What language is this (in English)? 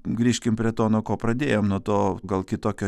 Lithuanian